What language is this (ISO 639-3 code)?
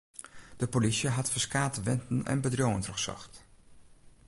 fry